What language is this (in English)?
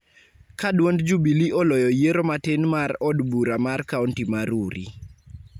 Luo (Kenya and Tanzania)